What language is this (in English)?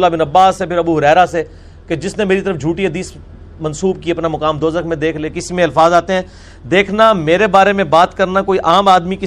Urdu